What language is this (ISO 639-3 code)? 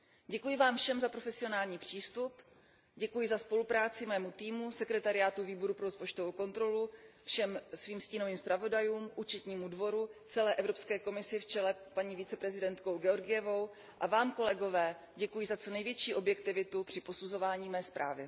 ces